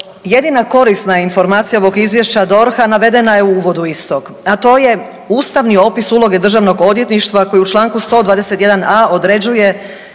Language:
Croatian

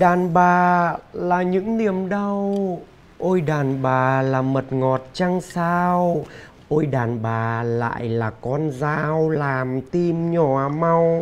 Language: Vietnamese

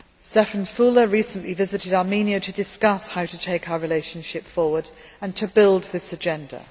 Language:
English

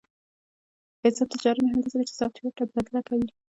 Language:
Pashto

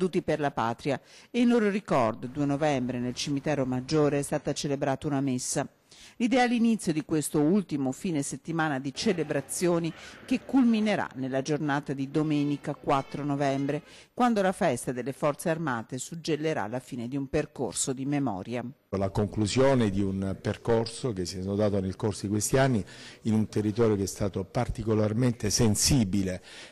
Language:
Italian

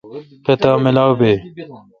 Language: Kalkoti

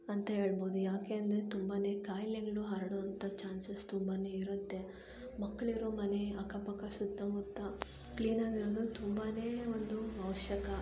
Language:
Kannada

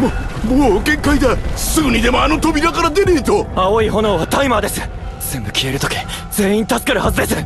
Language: Japanese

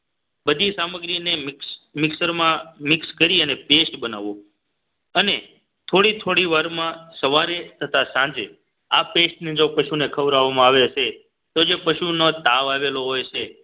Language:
Gujarati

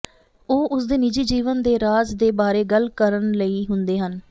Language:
Punjabi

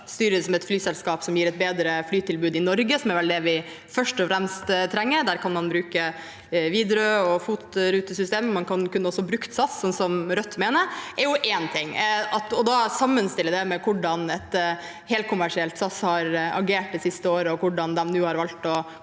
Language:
Norwegian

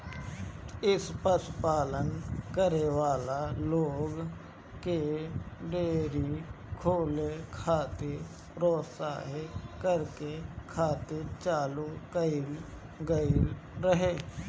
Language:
Bhojpuri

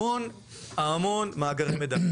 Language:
Hebrew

